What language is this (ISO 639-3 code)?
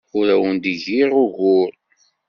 kab